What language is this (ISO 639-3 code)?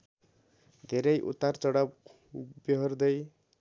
nep